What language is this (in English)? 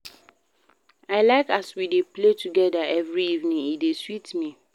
Nigerian Pidgin